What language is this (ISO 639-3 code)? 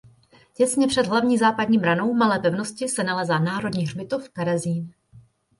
ces